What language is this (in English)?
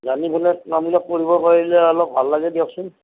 Assamese